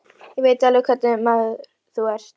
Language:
Icelandic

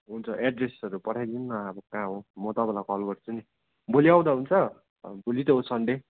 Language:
Nepali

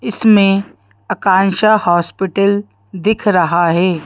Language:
Hindi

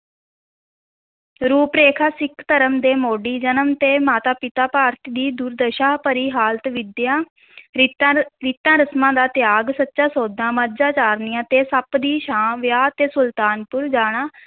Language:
Punjabi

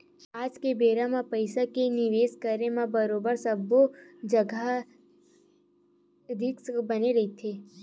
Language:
Chhattisgarhi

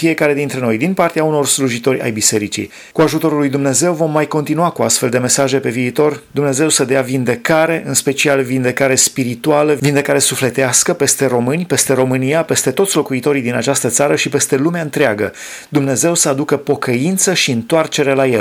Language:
Romanian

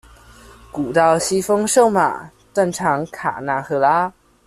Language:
Chinese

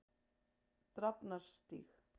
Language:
Icelandic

